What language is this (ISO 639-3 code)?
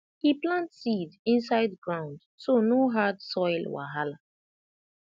pcm